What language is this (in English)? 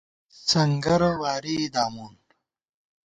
Gawar-Bati